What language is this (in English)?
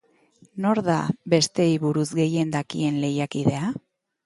Basque